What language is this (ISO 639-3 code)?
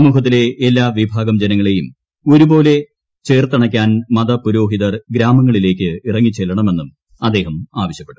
mal